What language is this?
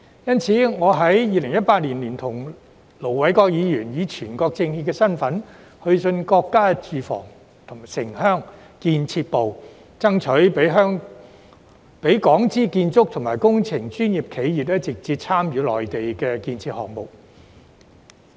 Cantonese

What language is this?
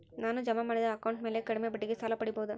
Kannada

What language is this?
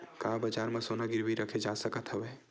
Chhattisgarhi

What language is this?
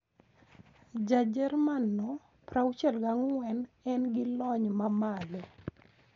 Luo (Kenya and Tanzania)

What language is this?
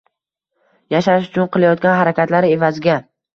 Uzbek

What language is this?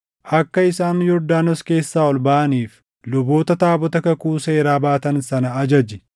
Oromo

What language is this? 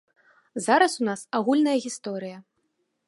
Belarusian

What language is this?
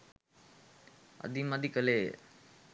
Sinhala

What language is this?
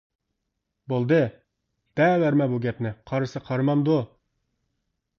Uyghur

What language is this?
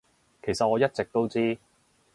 Cantonese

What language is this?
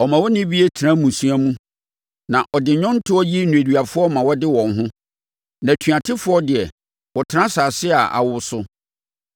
Akan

